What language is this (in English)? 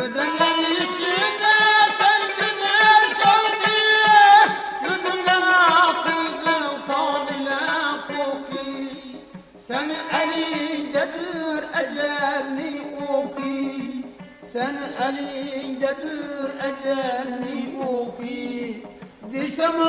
Uzbek